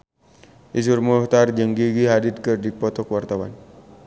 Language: Sundanese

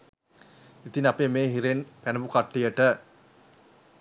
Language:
Sinhala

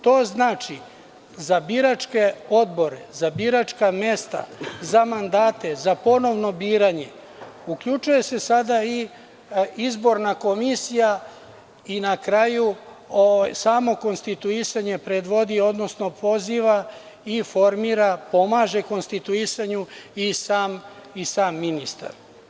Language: Serbian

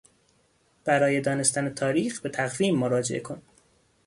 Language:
Persian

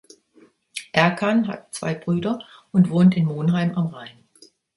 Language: German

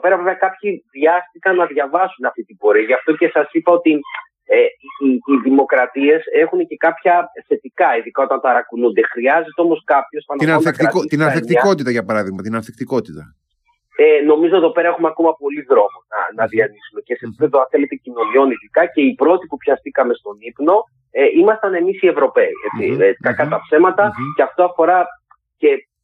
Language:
Greek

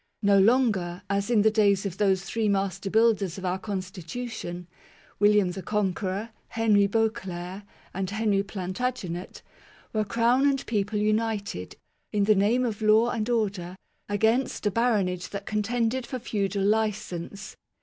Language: English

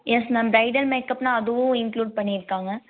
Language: Tamil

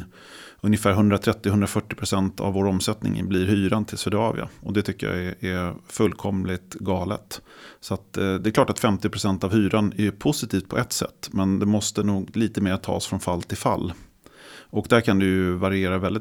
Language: Swedish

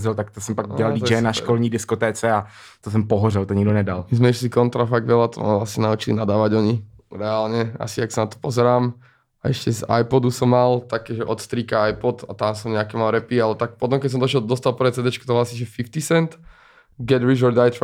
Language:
Czech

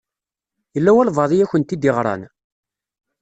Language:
Kabyle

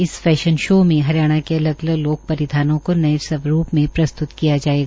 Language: Hindi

